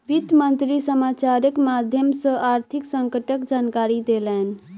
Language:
Maithili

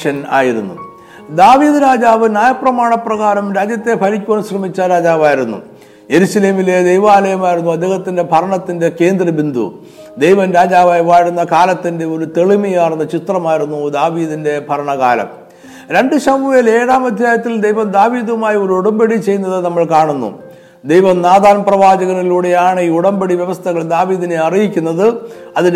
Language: Malayalam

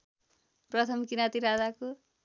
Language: Nepali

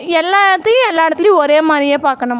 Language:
Tamil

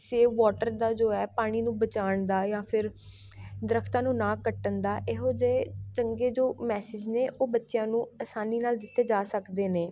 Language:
Punjabi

